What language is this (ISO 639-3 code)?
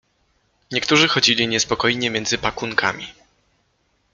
pol